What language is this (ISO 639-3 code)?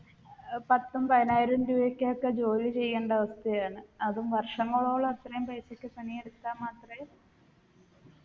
mal